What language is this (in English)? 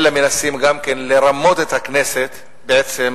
Hebrew